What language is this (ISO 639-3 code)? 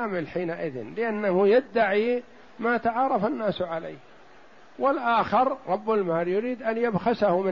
ara